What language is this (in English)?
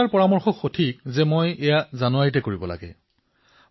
Assamese